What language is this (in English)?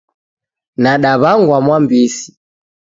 Taita